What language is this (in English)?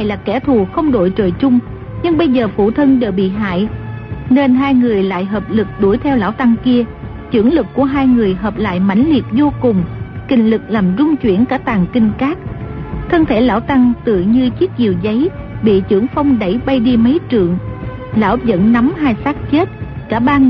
Vietnamese